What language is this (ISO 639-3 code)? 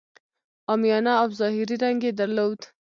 pus